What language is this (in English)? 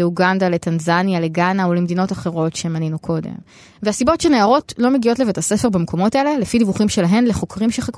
Hebrew